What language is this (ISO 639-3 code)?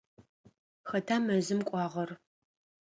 ady